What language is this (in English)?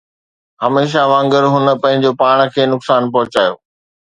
Sindhi